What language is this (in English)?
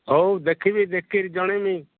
Odia